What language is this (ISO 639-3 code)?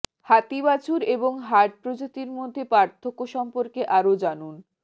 ben